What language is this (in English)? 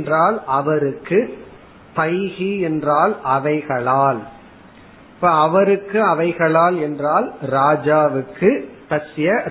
Tamil